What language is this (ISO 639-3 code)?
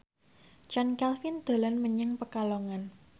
jav